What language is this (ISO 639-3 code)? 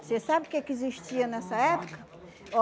por